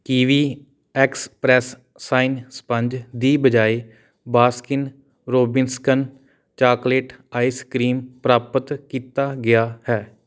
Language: Punjabi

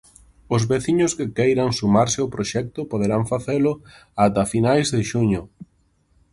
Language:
Galician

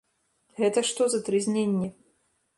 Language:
Belarusian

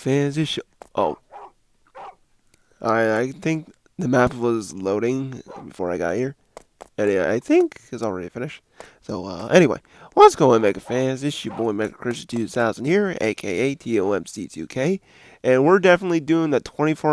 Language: English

